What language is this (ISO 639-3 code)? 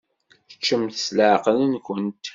kab